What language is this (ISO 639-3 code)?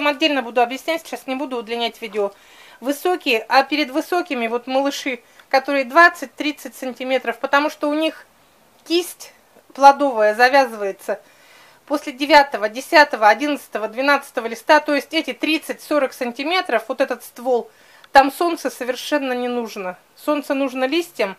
rus